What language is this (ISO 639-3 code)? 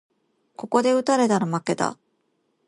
jpn